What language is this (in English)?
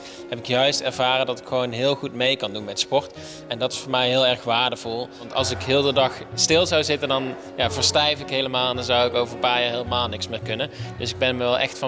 Dutch